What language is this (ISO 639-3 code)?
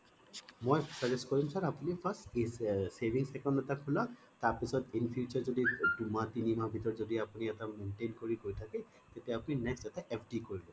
asm